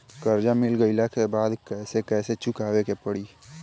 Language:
Bhojpuri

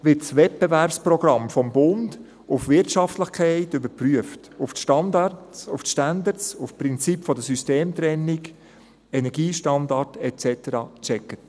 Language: Swiss German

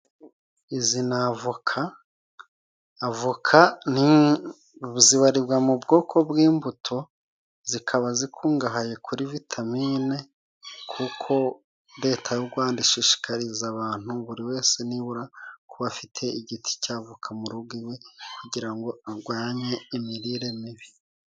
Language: Kinyarwanda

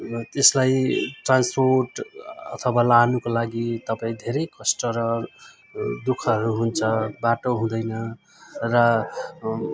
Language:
Nepali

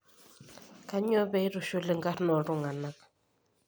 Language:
Masai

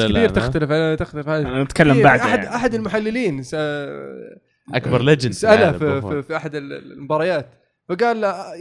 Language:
Arabic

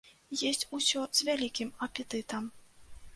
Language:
Belarusian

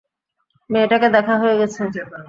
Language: Bangla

